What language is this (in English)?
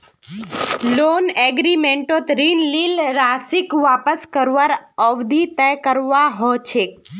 Magahi